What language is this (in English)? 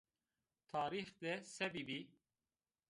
Zaza